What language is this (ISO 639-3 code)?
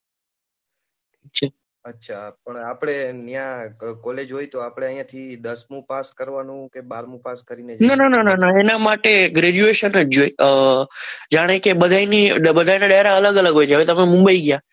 guj